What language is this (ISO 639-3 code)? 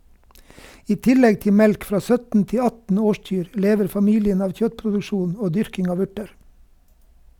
nor